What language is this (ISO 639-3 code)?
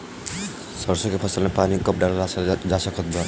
bho